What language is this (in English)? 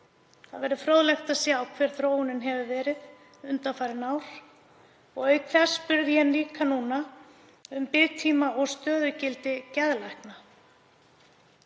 Icelandic